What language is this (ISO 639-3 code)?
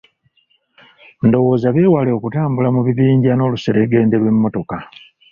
lug